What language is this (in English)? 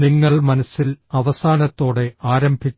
Malayalam